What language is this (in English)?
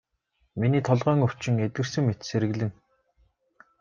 Mongolian